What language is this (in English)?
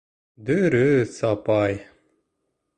Bashkir